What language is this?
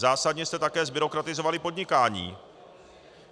Czech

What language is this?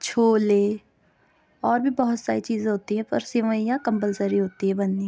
Urdu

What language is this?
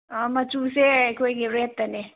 Manipuri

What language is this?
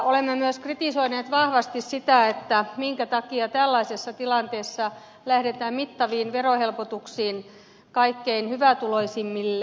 Finnish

